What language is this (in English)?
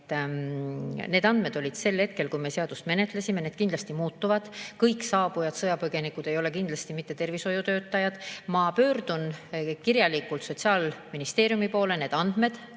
Estonian